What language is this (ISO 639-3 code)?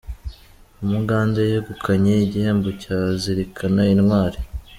kin